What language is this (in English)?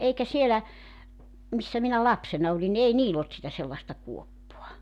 Finnish